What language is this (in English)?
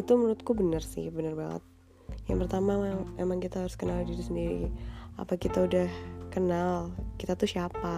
Indonesian